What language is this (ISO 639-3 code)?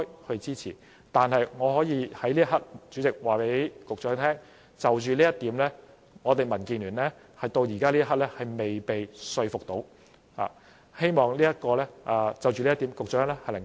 yue